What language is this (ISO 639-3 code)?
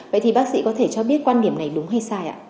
vie